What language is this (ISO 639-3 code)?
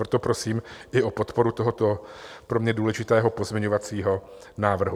ces